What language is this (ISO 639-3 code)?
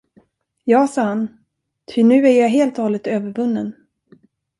swe